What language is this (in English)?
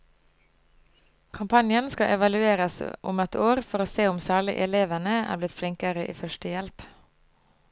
Norwegian